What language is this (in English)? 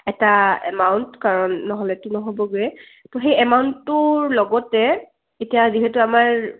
Assamese